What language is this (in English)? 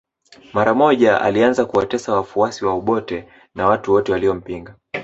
Swahili